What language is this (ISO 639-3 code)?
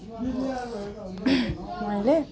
nep